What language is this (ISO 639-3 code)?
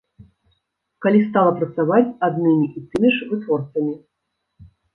bel